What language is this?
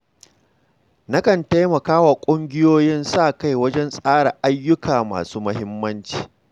Hausa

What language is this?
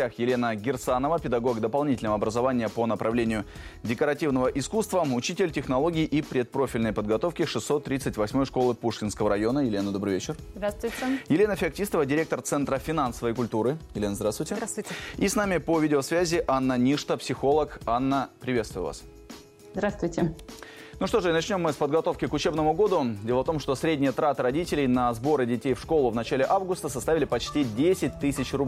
Russian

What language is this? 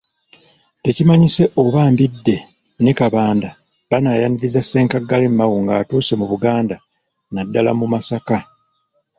Ganda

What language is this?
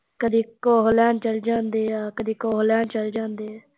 Punjabi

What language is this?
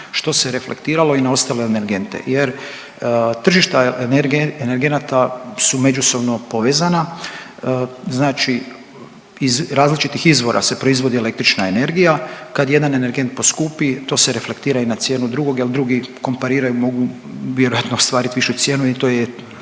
Croatian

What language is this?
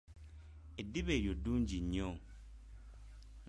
Ganda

